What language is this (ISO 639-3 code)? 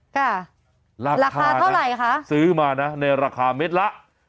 tha